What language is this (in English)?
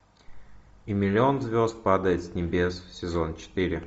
Russian